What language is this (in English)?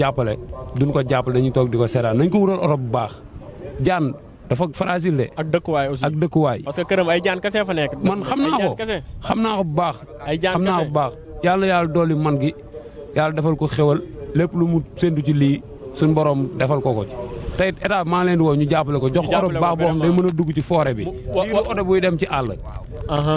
Indonesian